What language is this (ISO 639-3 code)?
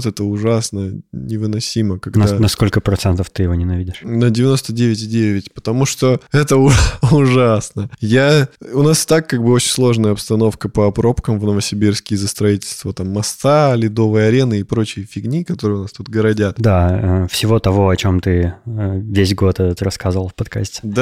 rus